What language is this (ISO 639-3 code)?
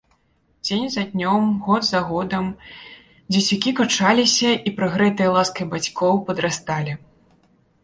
bel